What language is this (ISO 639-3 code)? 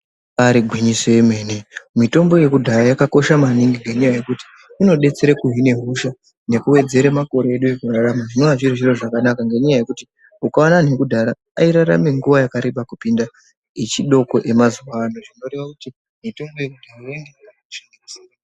ndc